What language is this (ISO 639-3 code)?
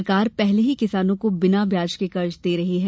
hin